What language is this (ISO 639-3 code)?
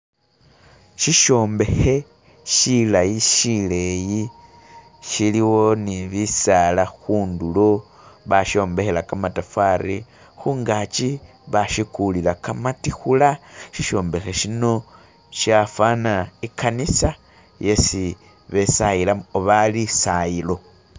myx